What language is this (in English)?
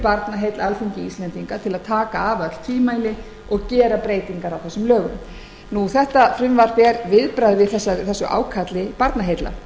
Icelandic